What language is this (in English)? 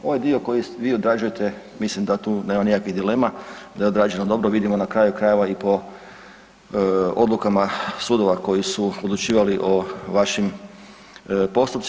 Croatian